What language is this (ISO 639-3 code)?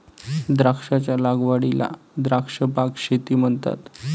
mar